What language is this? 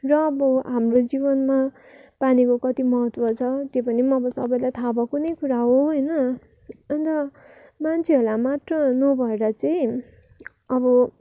Nepali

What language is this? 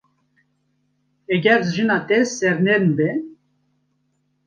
Kurdish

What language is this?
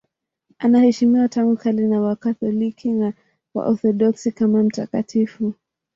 Swahili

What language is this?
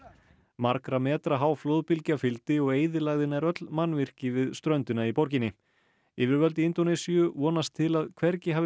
Icelandic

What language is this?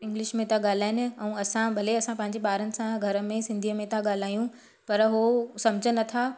Sindhi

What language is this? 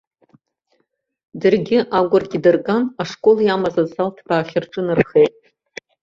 Abkhazian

